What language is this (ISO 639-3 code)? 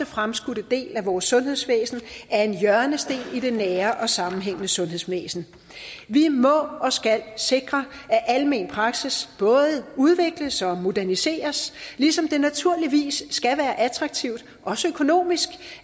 dan